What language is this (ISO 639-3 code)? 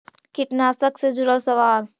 mag